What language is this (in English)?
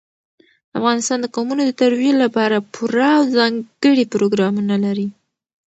Pashto